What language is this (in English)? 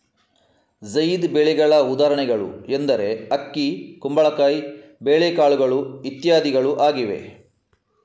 Kannada